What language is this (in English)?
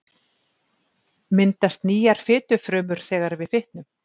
Icelandic